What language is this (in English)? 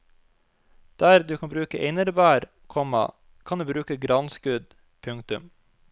Norwegian